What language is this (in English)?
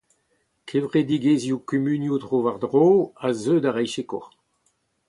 Breton